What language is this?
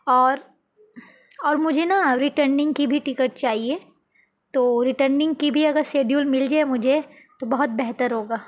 Urdu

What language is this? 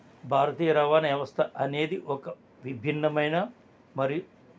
Telugu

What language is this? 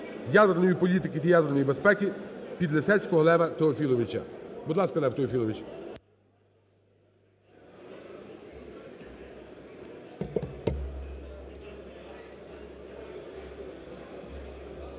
Ukrainian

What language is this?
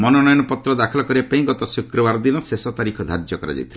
Odia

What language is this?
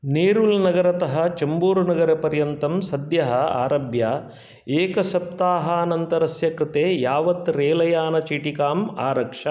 Sanskrit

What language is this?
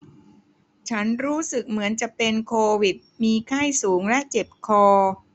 Thai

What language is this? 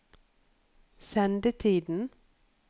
Norwegian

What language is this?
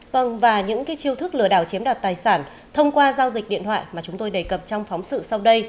Vietnamese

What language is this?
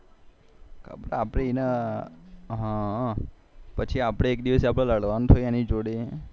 Gujarati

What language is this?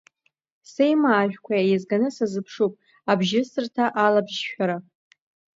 Abkhazian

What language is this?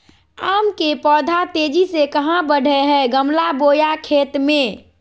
Magahi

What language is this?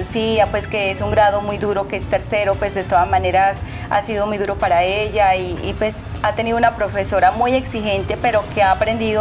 Spanish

